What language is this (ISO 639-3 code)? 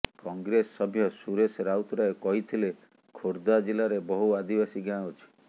ori